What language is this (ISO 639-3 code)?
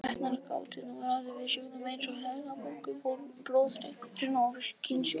isl